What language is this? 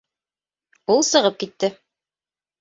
Bashkir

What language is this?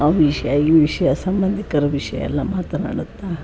Kannada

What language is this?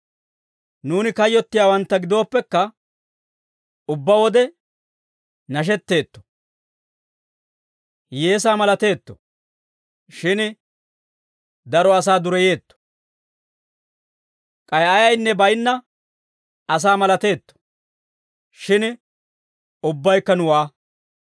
Dawro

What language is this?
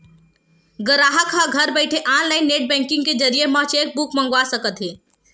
Chhattisgarhi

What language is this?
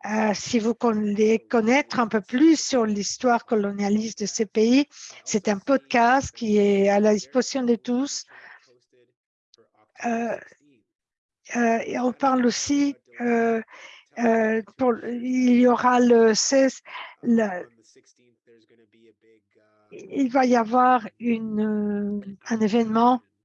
French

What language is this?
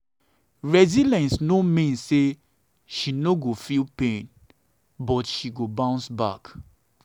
Nigerian Pidgin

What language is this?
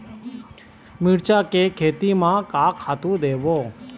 Chhattisgarhi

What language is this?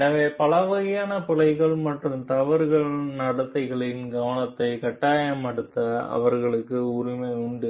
Tamil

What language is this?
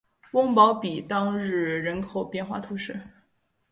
Chinese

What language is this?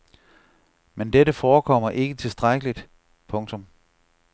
Danish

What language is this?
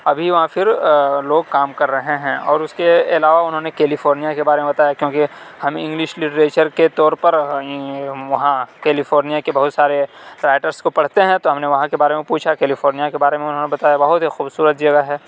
Urdu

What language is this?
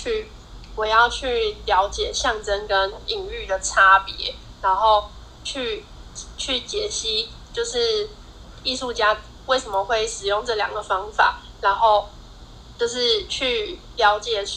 Chinese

